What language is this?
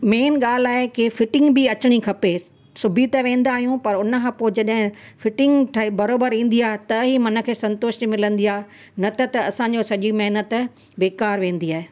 Sindhi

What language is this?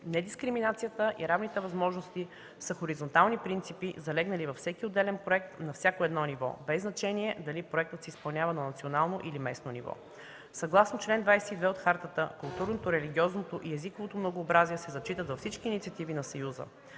Bulgarian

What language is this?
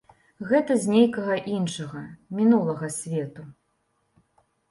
Belarusian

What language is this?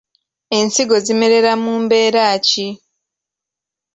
Ganda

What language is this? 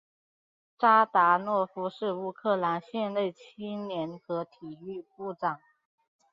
Chinese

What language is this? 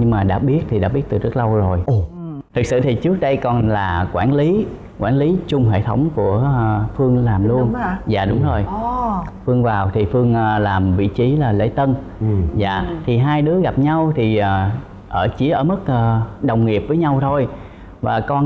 Vietnamese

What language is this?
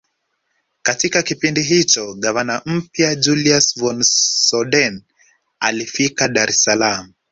Swahili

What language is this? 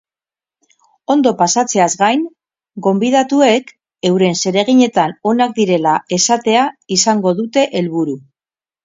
Basque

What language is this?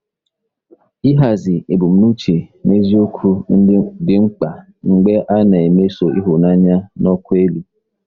Igbo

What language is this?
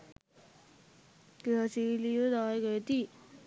Sinhala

